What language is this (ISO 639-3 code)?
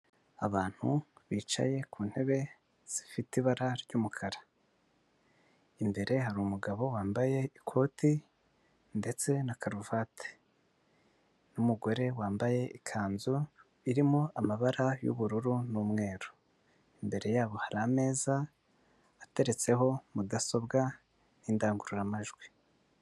kin